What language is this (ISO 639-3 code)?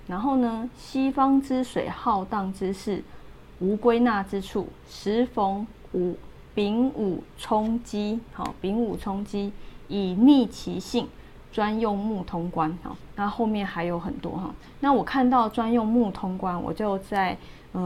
zho